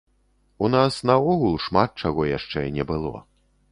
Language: Belarusian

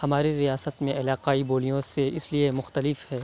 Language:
Urdu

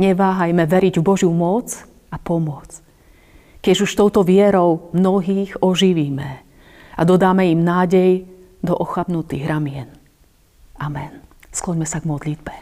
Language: Slovak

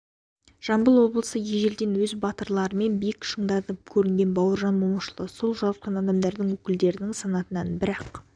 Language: Kazakh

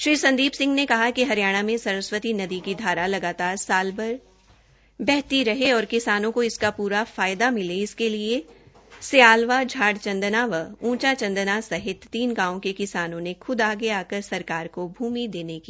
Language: Hindi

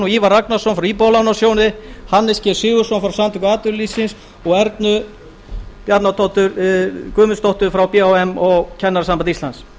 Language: Icelandic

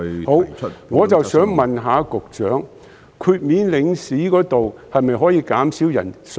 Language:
Cantonese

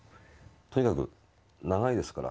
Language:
Japanese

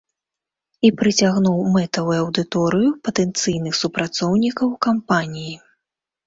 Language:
Belarusian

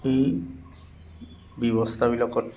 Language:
Assamese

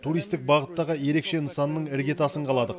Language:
Kazakh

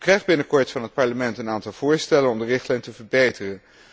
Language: Dutch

